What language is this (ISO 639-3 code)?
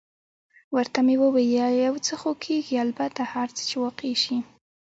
pus